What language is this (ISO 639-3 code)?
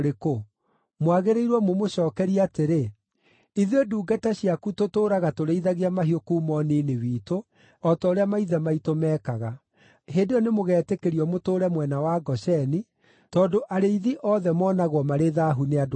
kik